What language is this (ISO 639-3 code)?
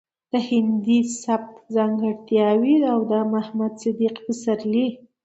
pus